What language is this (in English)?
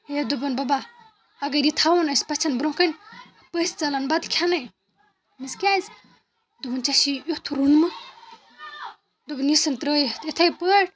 Kashmiri